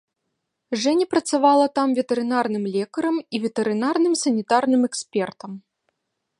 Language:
Belarusian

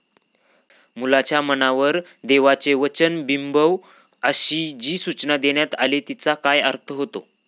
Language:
Marathi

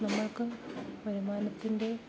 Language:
Malayalam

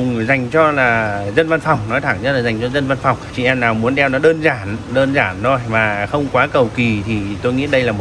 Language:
Vietnamese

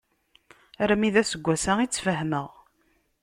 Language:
Kabyle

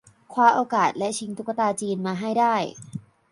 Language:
Thai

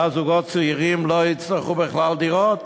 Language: Hebrew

